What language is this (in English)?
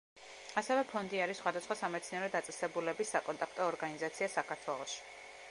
Georgian